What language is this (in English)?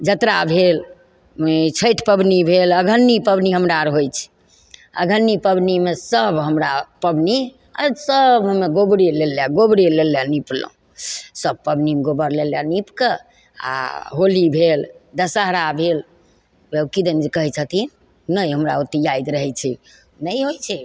Maithili